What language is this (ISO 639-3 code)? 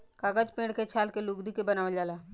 bho